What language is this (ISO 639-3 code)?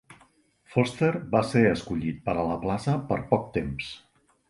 cat